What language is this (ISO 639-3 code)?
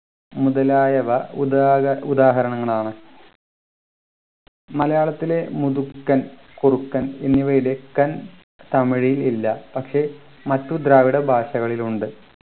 mal